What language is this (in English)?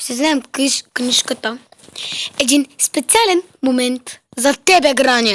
Bulgarian